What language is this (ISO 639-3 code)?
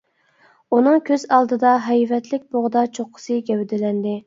uig